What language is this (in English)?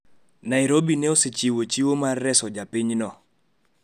Luo (Kenya and Tanzania)